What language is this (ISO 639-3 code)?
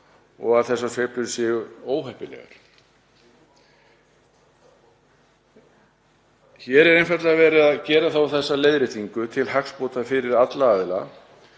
isl